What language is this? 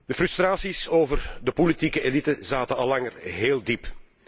Dutch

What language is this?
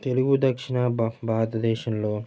Telugu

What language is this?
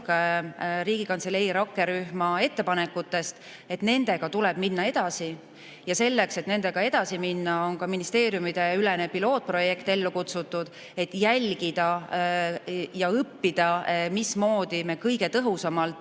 Estonian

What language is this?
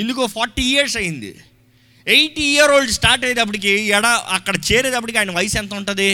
Telugu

